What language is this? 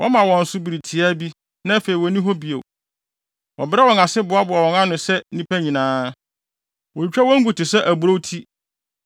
Akan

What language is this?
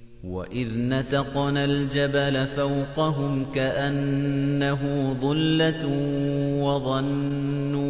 Arabic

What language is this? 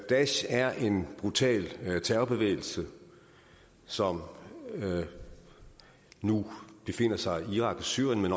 Danish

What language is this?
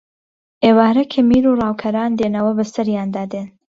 Central Kurdish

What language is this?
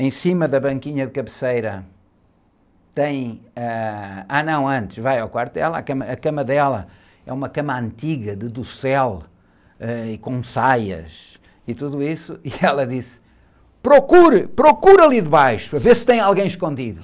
Portuguese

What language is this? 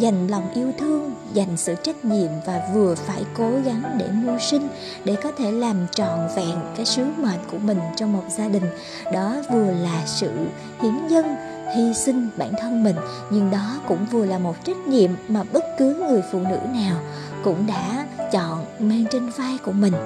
Vietnamese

